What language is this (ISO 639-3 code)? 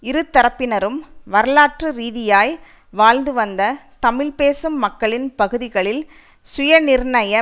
tam